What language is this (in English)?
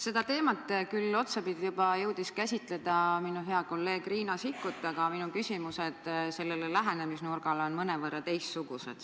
Estonian